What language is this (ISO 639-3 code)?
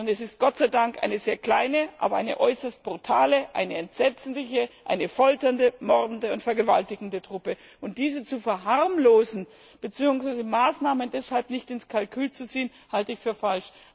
deu